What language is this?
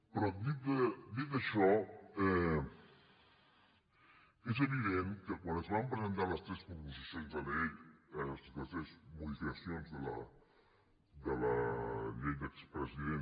Catalan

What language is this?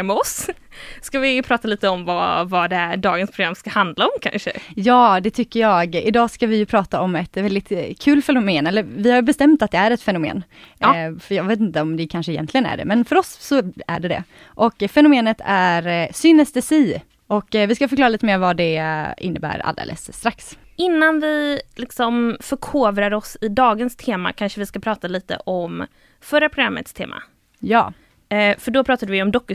Swedish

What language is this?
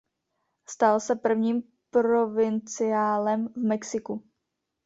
Czech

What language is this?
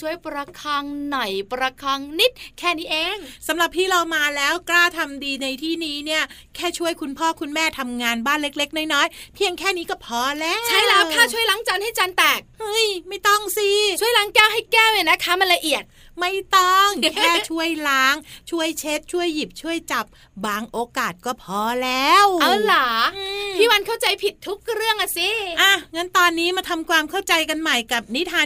Thai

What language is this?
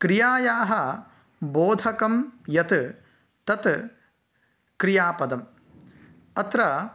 Sanskrit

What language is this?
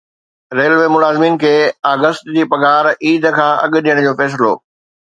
Sindhi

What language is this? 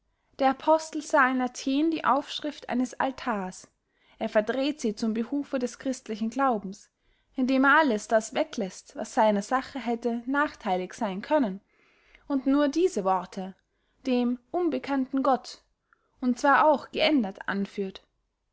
German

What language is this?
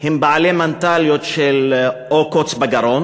Hebrew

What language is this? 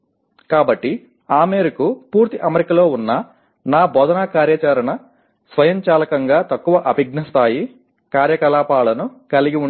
Telugu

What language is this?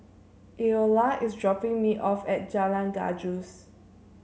English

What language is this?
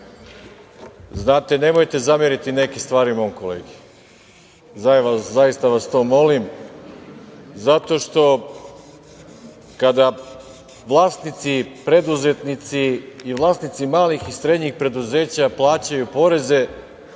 Serbian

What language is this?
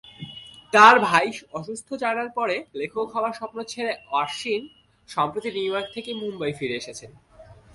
Bangla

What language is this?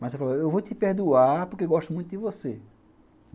Portuguese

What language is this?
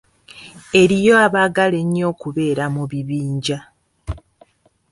Ganda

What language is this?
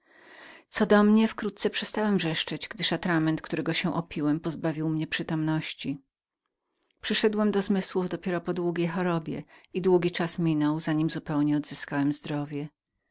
Polish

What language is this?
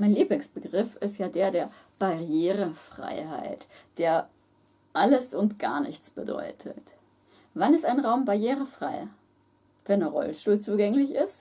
German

